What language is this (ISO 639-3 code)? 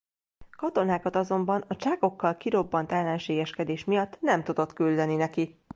hun